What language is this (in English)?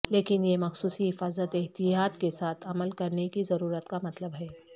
Urdu